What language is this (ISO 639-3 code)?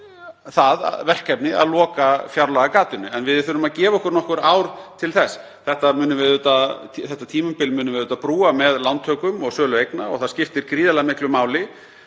isl